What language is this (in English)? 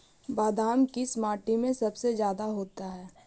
Magahi